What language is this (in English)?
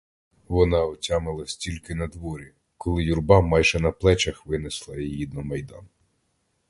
Ukrainian